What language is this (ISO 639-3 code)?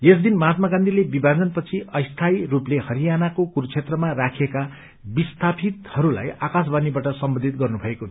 nep